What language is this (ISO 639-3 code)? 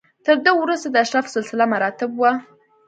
pus